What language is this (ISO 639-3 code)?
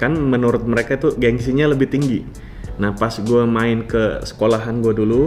ind